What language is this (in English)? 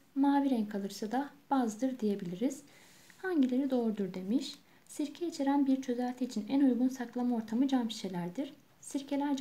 Turkish